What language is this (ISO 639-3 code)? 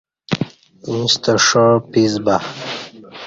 bsh